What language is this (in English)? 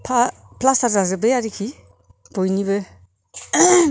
Bodo